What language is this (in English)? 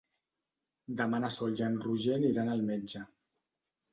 Catalan